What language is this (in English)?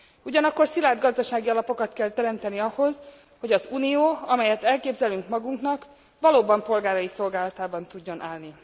Hungarian